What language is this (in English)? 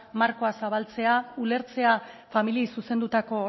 Basque